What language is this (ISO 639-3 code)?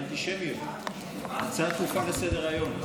heb